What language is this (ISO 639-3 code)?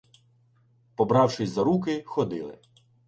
ukr